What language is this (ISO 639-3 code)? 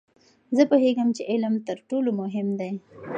pus